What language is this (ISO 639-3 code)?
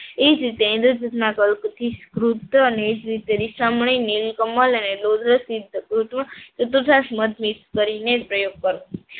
guj